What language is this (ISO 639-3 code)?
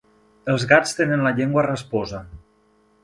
cat